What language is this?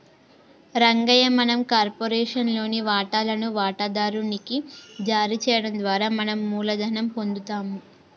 Telugu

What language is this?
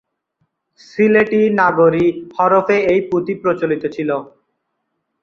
Bangla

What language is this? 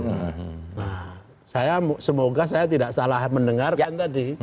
Indonesian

